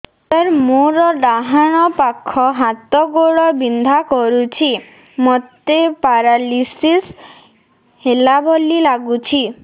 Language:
Odia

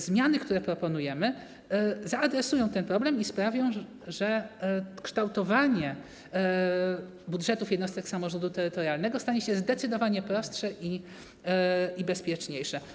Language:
Polish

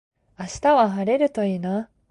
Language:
Japanese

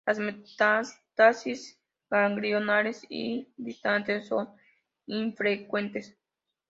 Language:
Spanish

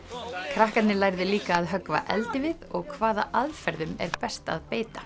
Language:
Icelandic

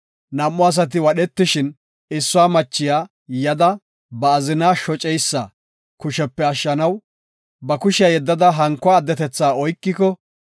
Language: Gofa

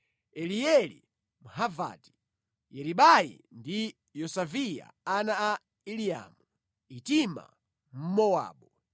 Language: Nyanja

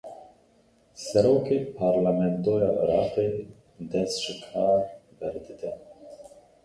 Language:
Kurdish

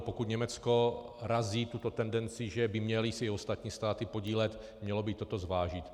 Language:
Czech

